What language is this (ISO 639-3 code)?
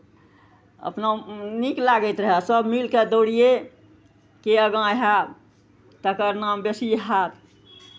mai